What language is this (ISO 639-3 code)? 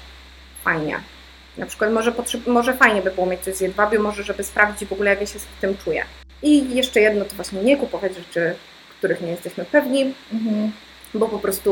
pol